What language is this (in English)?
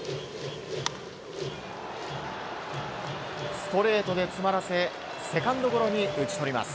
Japanese